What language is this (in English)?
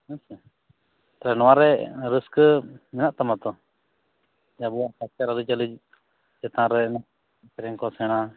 Santali